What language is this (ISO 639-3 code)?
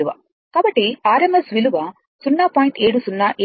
tel